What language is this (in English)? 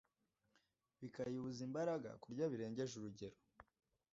Kinyarwanda